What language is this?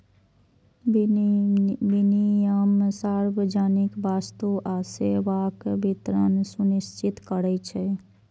Maithili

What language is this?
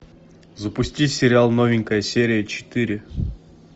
Russian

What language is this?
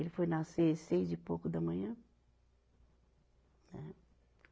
Portuguese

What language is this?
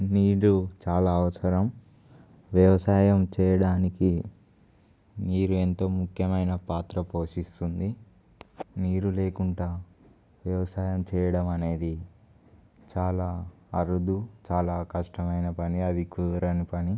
Telugu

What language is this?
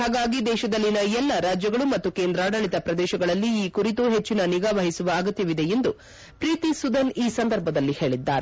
Kannada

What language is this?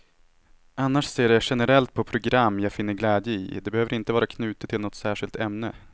Swedish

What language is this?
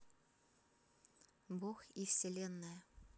Russian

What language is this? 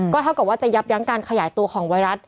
Thai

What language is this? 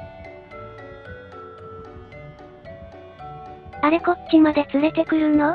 Japanese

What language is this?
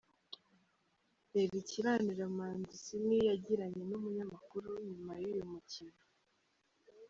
Kinyarwanda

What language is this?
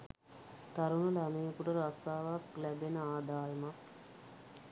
Sinhala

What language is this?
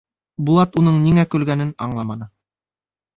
Bashkir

